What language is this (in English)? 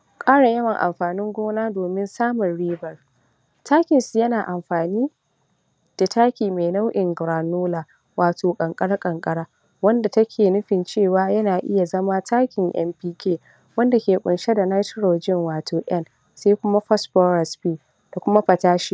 Hausa